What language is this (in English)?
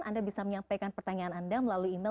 Indonesian